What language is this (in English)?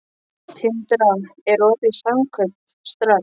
Icelandic